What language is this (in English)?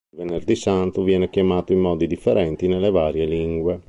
Italian